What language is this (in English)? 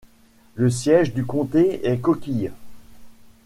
French